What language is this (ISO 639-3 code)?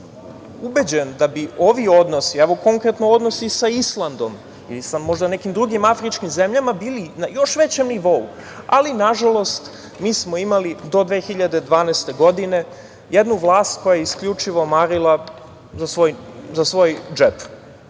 srp